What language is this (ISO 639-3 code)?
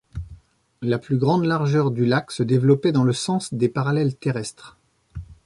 fra